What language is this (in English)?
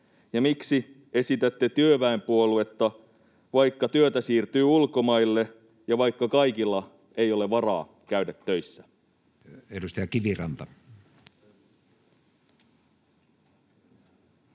Finnish